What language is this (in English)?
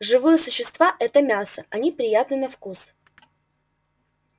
Russian